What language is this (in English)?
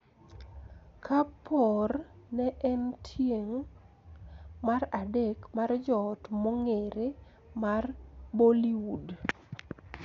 Luo (Kenya and Tanzania)